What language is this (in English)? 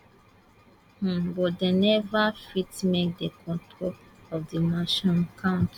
Nigerian Pidgin